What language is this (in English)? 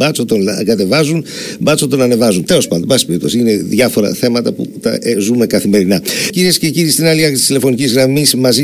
Greek